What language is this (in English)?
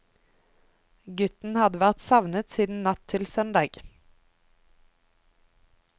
Norwegian